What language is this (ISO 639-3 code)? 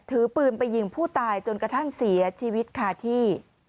tha